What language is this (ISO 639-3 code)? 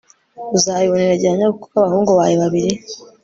kin